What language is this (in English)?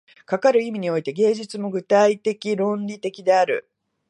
Japanese